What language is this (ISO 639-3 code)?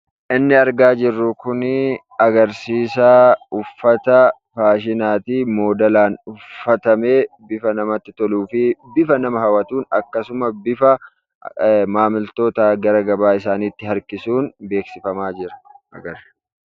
orm